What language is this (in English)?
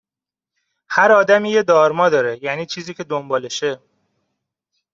Persian